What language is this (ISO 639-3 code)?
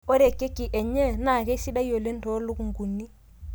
mas